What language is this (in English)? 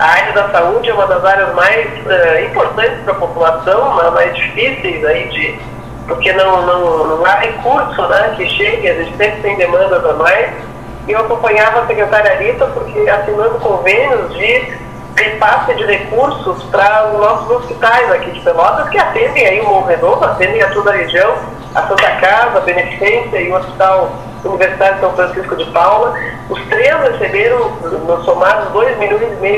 Portuguese